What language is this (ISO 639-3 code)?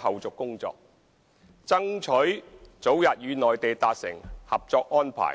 yue